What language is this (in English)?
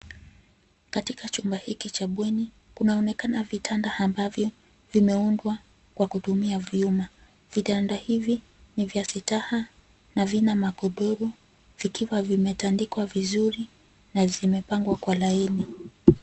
Swahili